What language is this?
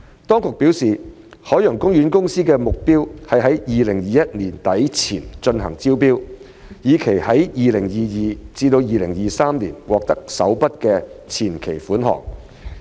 Cantonese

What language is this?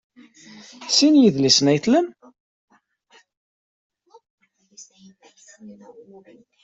Kabyle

